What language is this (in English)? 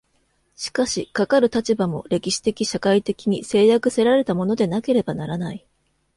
Japanese